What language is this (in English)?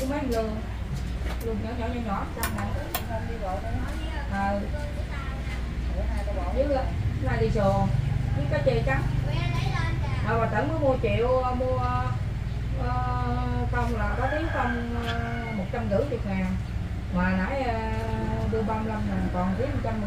Vietnamese